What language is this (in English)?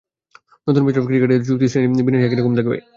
Bangla